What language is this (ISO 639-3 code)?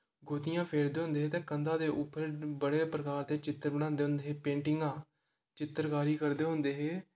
doi